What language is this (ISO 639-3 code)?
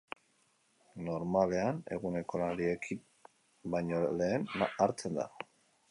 eus